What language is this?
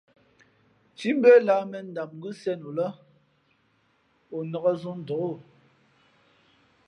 Fe'fe'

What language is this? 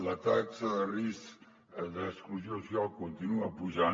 Catalan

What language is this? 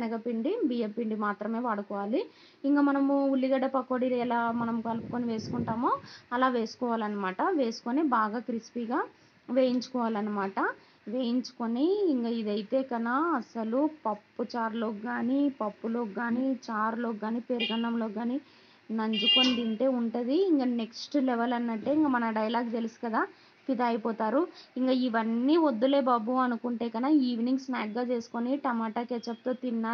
Telugu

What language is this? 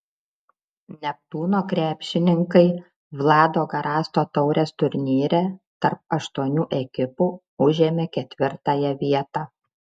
Lithuanian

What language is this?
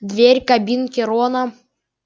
Russian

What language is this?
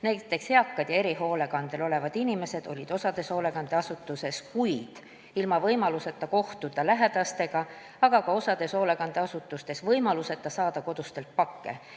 Estonian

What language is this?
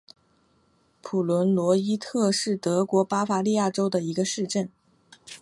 Chinese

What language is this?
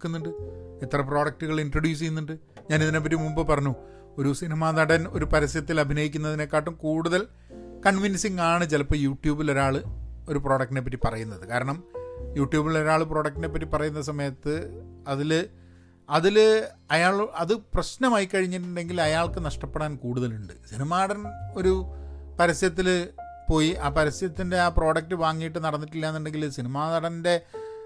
Malayalam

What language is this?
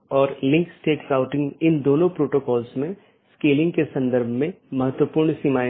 Hindi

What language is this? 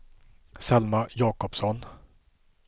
Swedish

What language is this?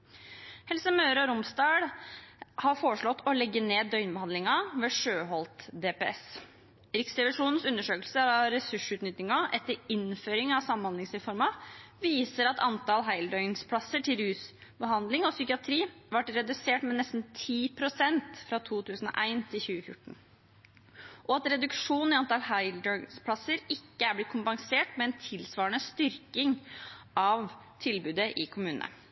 Norwegian Bokmål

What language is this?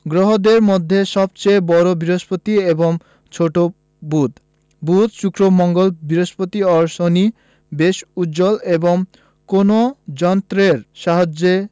Bangla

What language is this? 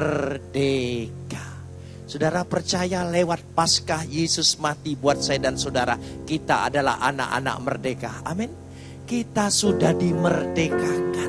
Indonesian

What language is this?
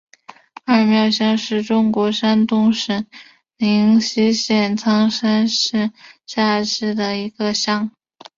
Chinese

